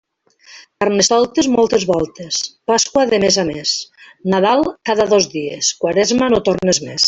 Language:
Catalan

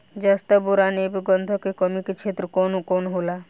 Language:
Bhojpuri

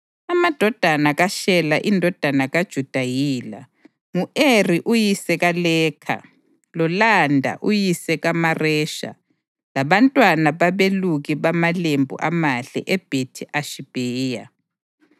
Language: North Ndebele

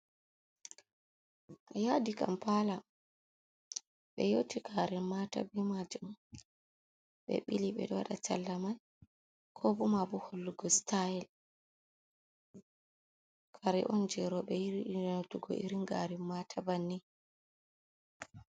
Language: Fula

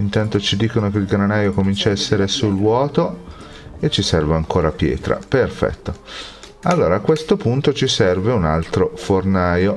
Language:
Italian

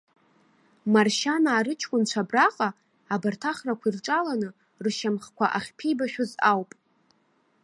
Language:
Abkhazian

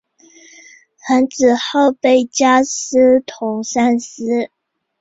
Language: Chinese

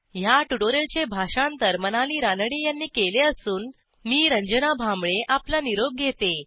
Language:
Marathi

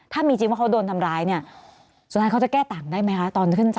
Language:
Thai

